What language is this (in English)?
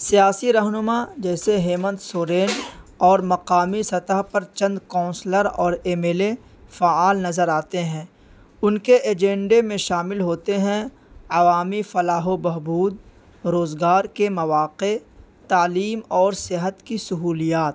Urdu